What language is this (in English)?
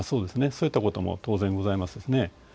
Japanese